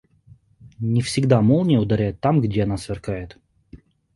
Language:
Russian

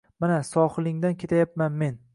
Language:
Uzbek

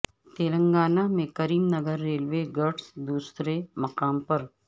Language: Urdu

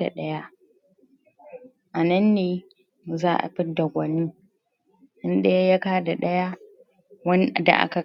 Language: Hausa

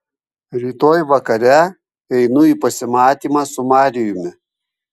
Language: Lithuanian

